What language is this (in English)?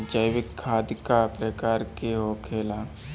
Bhojpuri